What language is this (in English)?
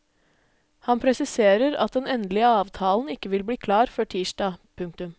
Norwegian